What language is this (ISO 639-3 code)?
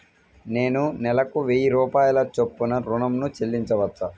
tel